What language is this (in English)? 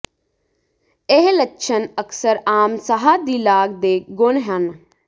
Punjabi